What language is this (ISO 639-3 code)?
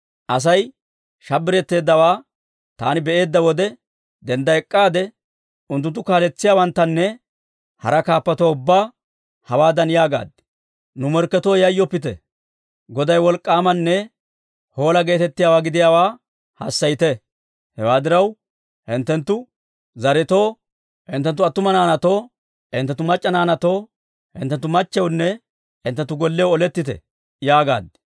dwr